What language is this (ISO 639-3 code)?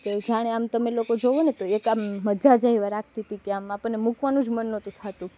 guj